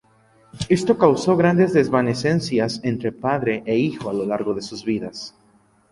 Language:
Spanish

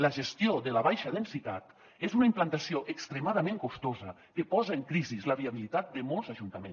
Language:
Catalan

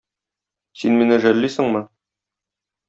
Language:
Tatar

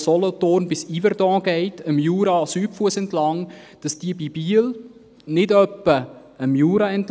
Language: Swiss German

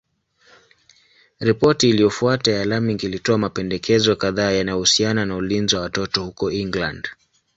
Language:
Swahili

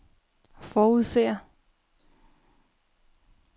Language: Danish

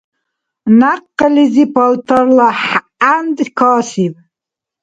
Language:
Dargwa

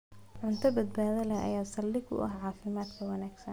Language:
Somali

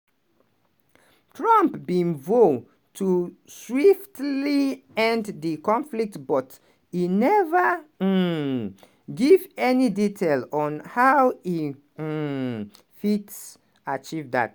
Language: Nigerian Pidgin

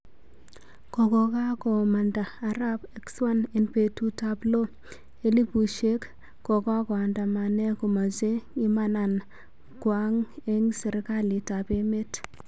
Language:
Kalenjin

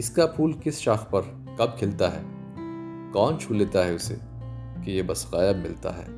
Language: Hindi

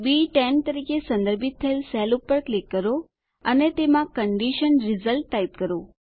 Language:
Gujarati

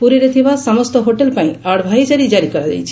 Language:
Odia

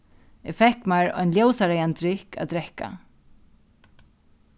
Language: Faroese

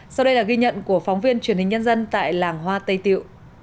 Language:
Vietnamese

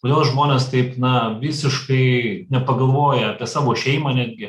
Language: Lithuanian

